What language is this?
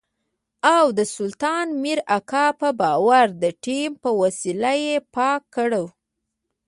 Pashto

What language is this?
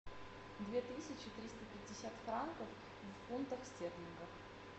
Russian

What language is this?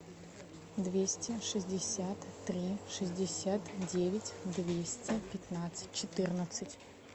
Russian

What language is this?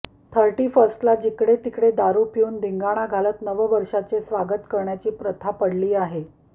Marathi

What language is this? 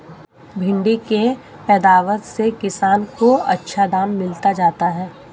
Hindi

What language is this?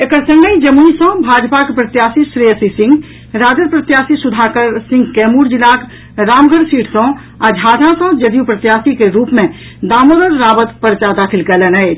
Maithili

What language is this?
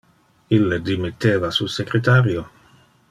Interlingua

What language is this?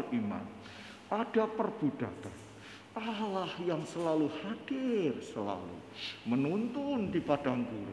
Indonesian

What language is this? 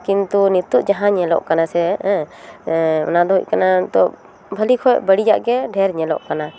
Santali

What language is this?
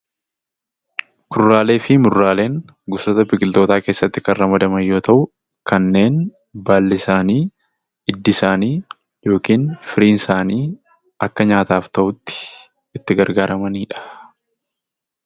Oromo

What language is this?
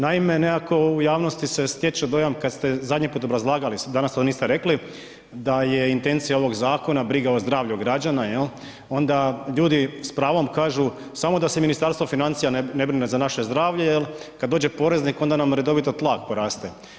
Croatian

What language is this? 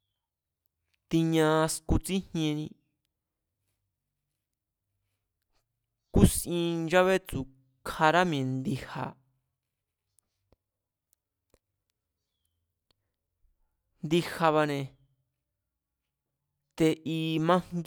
Mazatlán Mazatec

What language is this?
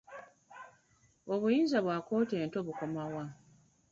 Ganda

